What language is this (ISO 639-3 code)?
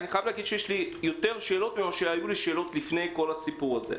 heb